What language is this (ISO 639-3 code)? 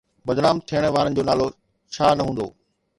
snd